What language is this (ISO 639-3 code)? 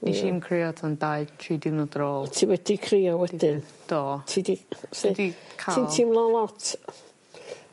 cym